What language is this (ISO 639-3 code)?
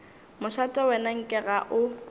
nso